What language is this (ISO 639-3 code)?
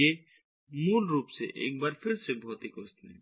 hin